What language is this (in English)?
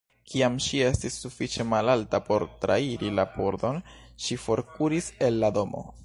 Esperanto